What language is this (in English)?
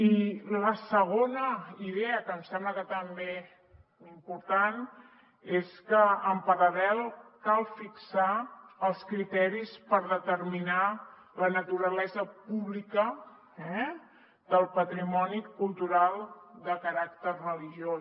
Catalan